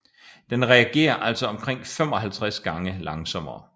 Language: Danish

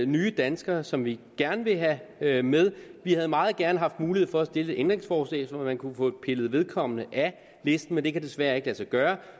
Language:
Danish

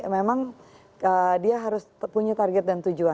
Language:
Indonesian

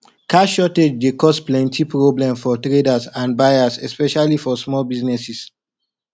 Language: Nigerian Pidgin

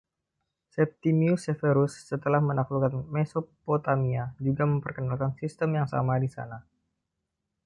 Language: Indonesian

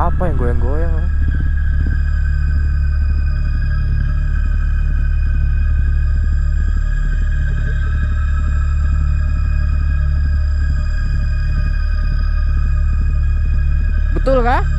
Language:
Indonesian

